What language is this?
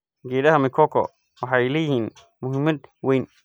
Somali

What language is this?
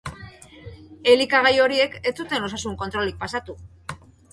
Basque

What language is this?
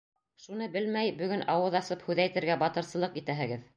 Bashkir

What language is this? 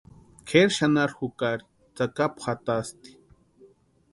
Western Highland Purepecha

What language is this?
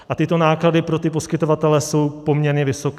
Czech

